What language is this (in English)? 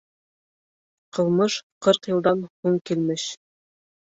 Bashkir